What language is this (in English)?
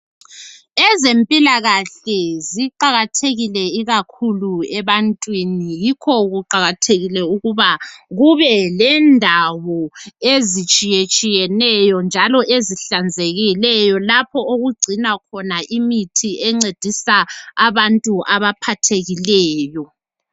North Ndebele